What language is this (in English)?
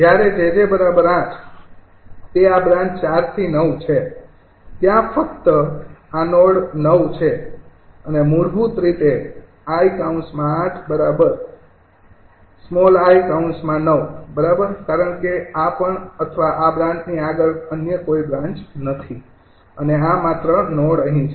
Gujarati